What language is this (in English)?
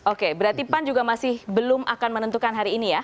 Indonesian